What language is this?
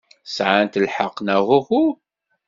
Kabyle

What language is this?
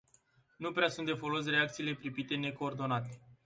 Romanian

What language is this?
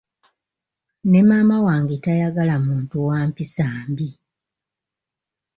Ganda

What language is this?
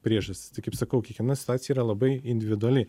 Lithuanian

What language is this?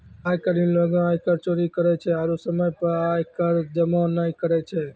Maithili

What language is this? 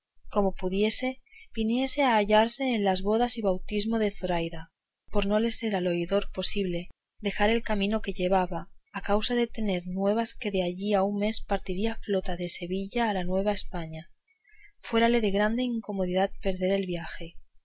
Spanish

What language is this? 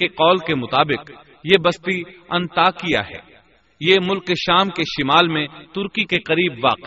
Urdu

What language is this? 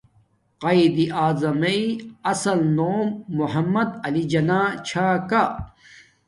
Domaaki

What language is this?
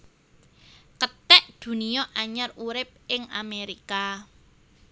Javanese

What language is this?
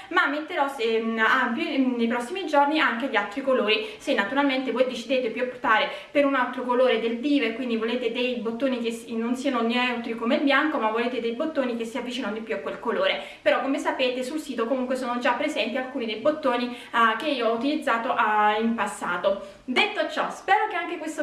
Italian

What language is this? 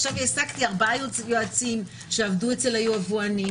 Hebrew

